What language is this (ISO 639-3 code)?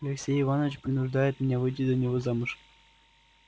rus